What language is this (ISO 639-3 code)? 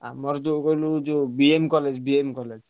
ori